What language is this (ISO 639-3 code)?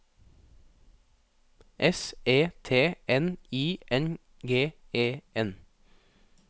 nor